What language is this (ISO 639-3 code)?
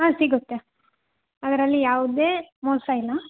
kan